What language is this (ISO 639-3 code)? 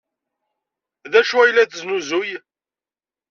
kab